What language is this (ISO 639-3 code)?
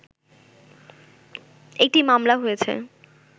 ben